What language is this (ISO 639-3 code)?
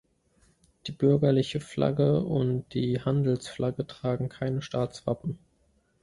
deu